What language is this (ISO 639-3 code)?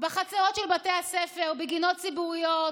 heb